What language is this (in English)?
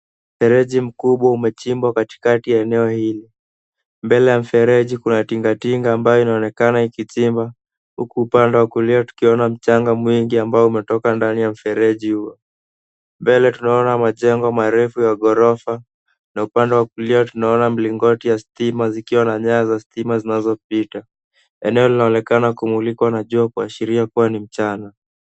Swahili